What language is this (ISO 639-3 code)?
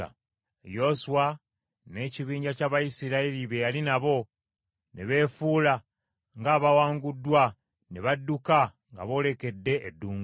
lug